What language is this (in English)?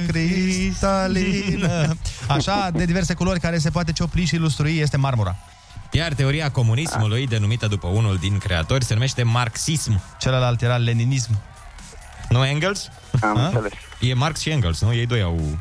Romanian